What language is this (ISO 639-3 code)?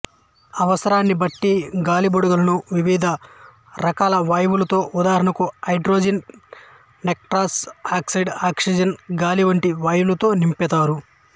tel